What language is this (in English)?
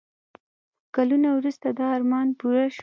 Pashto